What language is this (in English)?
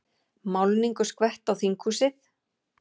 Icelandic